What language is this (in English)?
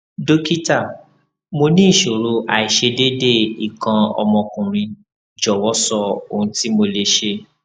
Yoruba